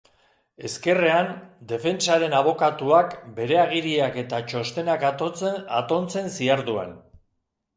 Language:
Basque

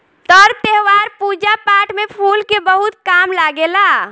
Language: Bhojpuri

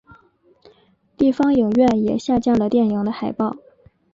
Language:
Chinese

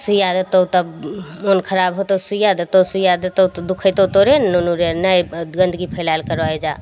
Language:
Maithili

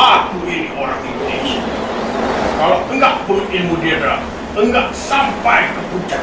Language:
Malay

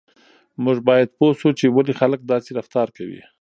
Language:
Pashto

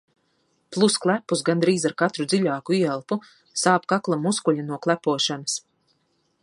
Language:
Latvian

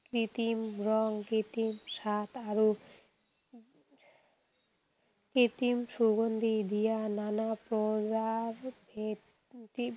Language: Assamese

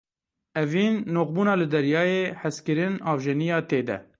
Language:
Kurdish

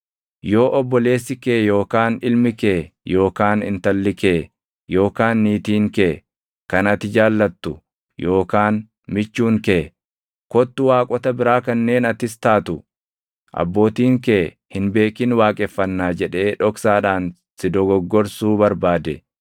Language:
Oromo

